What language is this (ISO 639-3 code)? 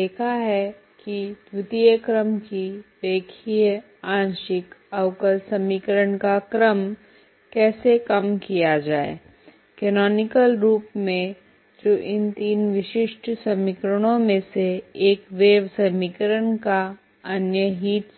hin